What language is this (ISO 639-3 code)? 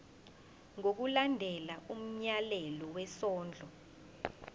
zul